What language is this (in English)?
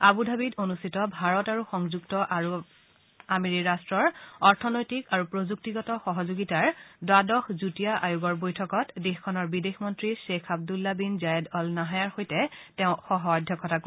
Assamese